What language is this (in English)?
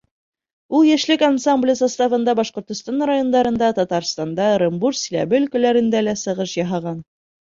Bashkir